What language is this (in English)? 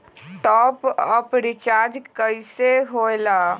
Magahi